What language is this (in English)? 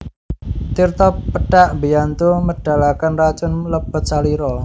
Javanese